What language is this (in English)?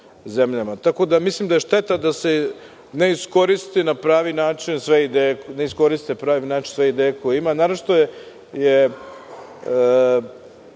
Serbian